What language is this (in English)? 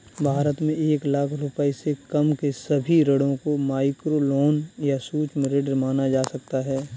Hindi